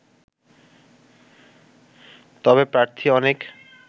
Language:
Bangla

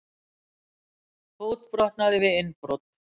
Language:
Icelandic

